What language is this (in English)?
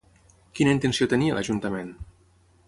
Catalan